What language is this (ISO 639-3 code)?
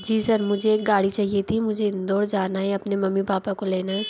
hin